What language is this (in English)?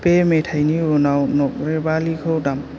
Bodo